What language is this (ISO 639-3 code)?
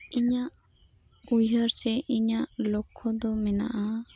sat